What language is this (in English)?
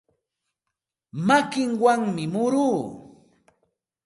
Santa Ana de Tusi Pasco Quechua